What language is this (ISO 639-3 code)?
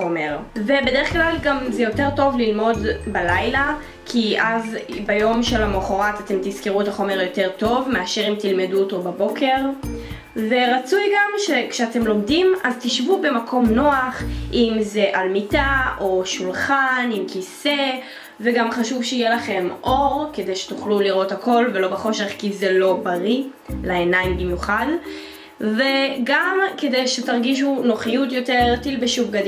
heb